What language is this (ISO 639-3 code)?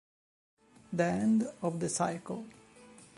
ita